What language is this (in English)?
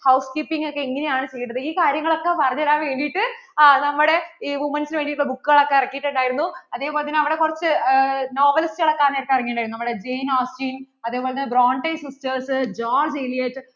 Malayalam